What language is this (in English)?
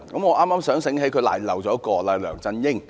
Cantonese